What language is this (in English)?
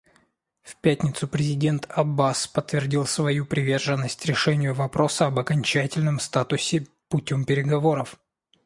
Russian